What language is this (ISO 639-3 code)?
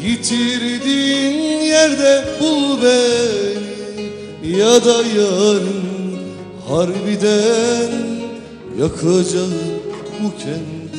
tur